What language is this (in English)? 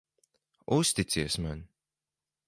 Latvian